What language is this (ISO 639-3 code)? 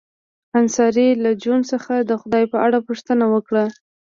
pus